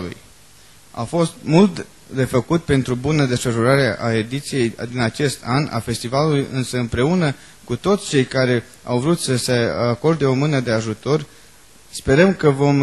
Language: Romanian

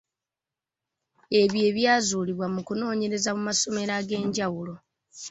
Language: Ganda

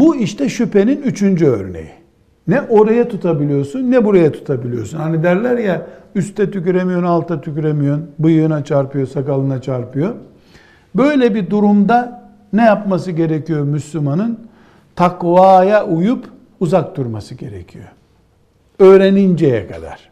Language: Turkish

